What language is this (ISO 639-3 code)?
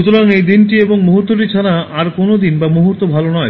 ben